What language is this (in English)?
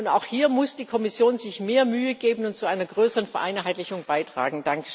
German